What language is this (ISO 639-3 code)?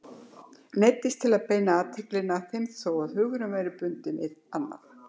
isl